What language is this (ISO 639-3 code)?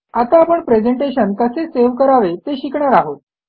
mar